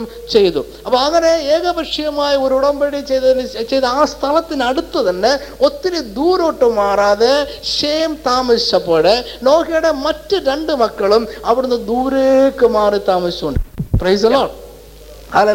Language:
Malayalam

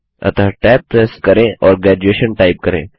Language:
Hindi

